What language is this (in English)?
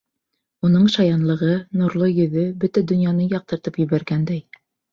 Bashkir